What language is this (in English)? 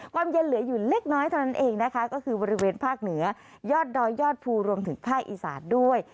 Thai